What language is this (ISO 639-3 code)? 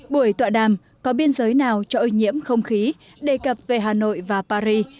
vie